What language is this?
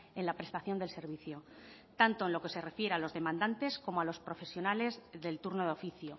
Spanish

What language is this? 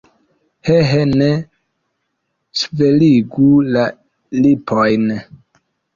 Esperanto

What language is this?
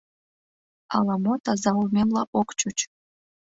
Mari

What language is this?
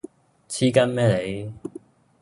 Cantonese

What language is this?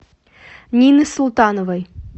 Russian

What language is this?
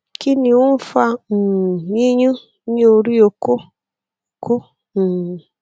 Yoruba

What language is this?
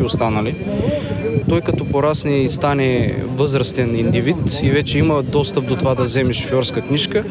Bulgarian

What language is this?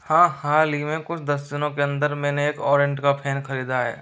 Hindi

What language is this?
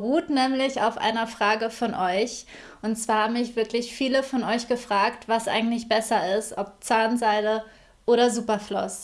German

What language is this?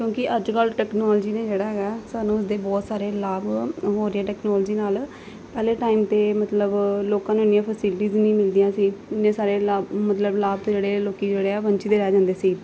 Punjabi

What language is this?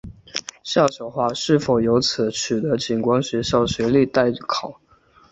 Chinese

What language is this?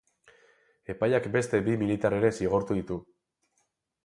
Basque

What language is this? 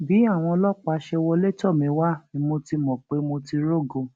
Yoruba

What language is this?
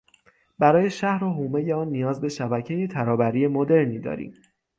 Persian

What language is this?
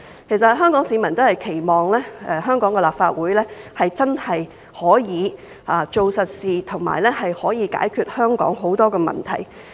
Cantonese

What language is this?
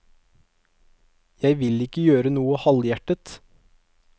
Norwegian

